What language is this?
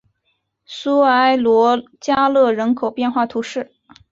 Chinese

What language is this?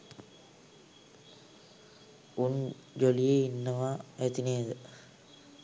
Sinhala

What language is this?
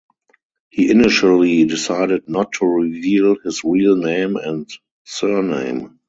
English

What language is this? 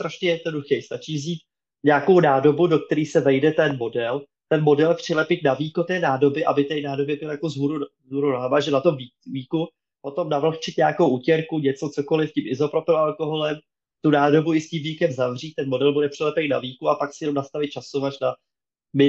Czech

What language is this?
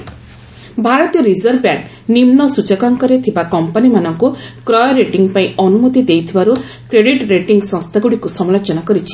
Odia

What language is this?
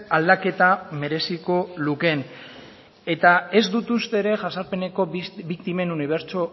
Basque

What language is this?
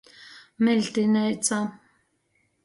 Latgalian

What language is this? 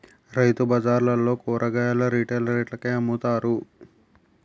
Telugu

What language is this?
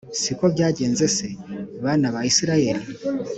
Kinyarwanda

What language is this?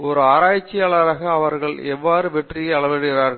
Tamil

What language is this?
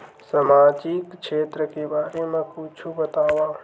Chhattisgarhi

